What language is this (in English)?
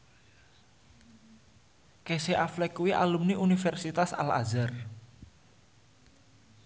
Javanese